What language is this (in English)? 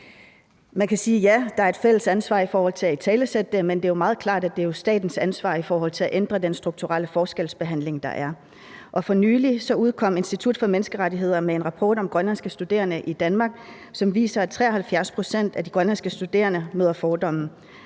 Danish